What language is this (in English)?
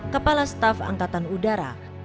Indonesian